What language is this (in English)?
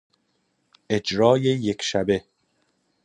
Persian